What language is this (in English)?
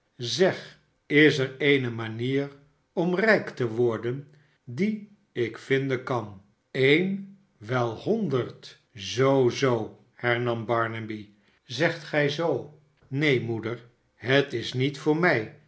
Dutch